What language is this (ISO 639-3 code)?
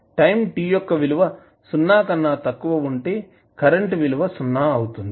tel